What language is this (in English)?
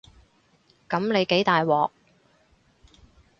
Cantonese